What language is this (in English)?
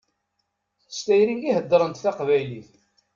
Kabyle